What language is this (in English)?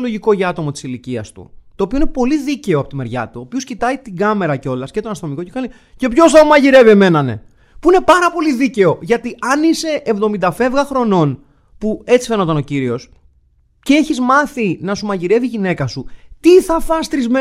Greek